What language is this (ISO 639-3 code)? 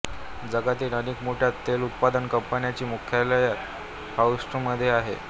mar